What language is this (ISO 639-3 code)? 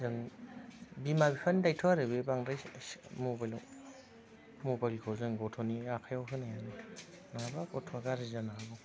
brx